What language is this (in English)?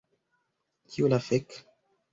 Esperanto